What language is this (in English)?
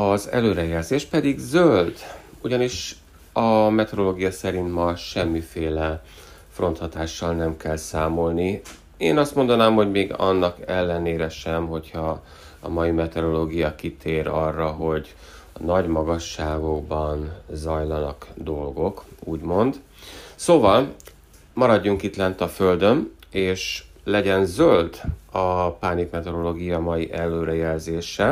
Hungarian